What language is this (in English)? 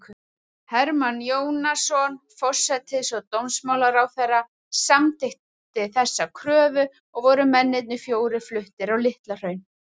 Icelandic